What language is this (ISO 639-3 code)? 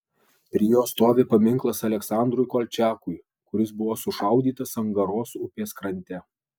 lit